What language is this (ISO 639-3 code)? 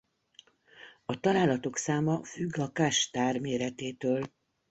hun